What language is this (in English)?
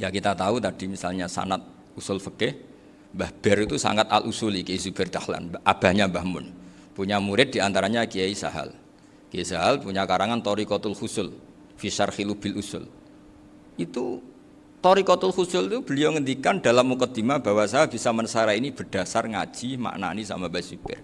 Indonesian